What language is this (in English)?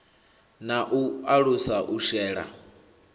Venda